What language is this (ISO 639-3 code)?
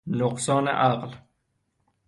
fas